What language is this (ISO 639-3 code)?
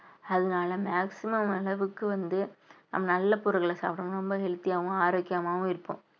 tam